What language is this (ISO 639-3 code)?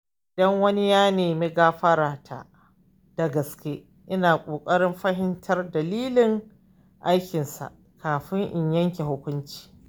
hau